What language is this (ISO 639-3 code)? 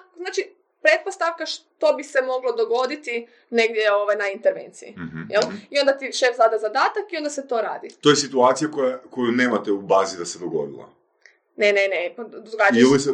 hrv